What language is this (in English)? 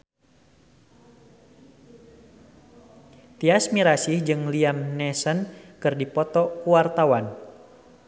Sundanese